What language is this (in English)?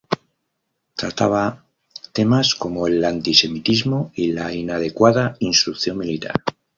Spanish